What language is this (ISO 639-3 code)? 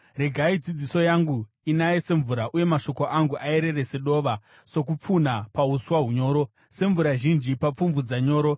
sna